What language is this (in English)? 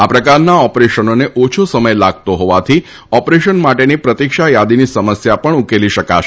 Gujarati